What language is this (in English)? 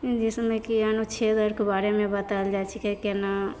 Maithili